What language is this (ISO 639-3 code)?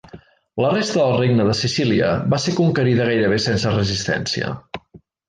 cat